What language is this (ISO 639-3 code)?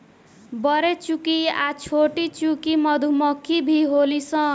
bho